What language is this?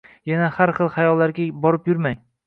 Uzbek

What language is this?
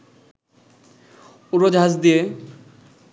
Bangla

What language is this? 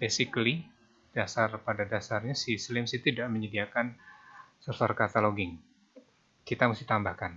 Indonesian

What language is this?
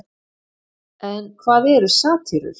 Icelandic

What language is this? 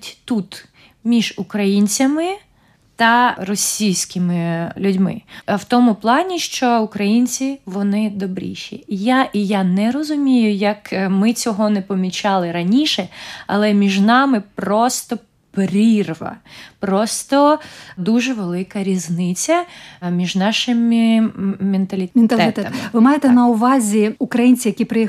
Ukrainian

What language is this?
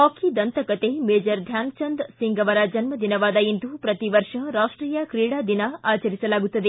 Kannada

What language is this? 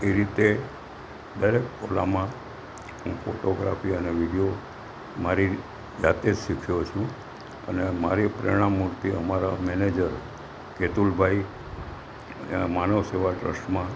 Gujarati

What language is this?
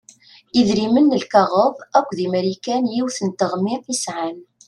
Kabyle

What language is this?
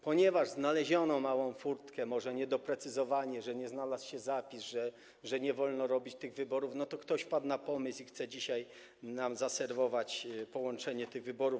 Polish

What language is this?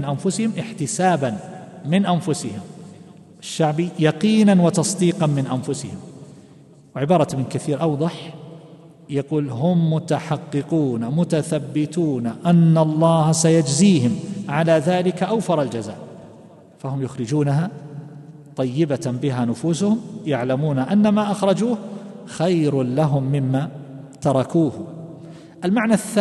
Arabic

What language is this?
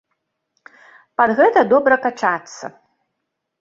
Belarusian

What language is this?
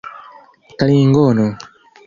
Esperanto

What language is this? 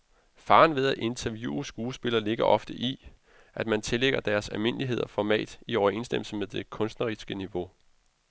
Danish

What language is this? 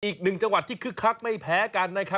Thai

